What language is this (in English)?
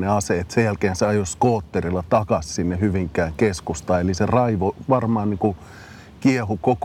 Finnish